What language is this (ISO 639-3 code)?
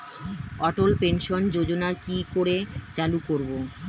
ben